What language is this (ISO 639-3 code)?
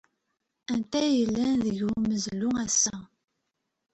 kab